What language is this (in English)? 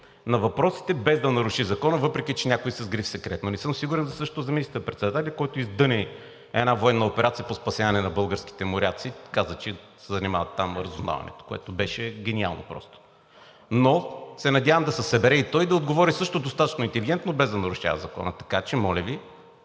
Bulgarian